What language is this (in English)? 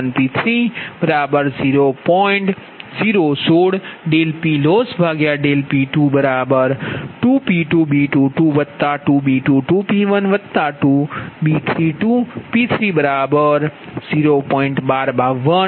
Gujarati